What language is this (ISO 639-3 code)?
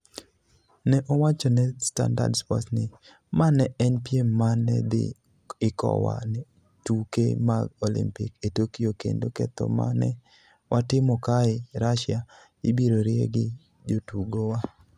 luo